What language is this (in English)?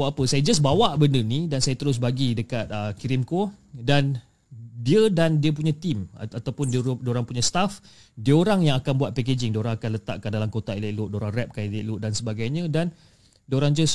Malay